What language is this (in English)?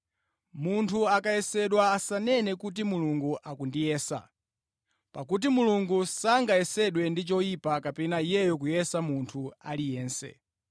Nyanja